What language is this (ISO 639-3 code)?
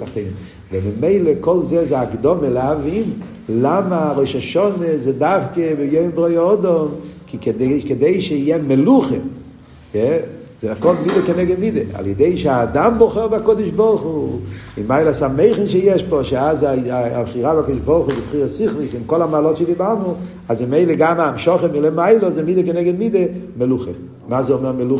heb